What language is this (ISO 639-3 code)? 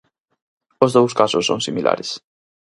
glg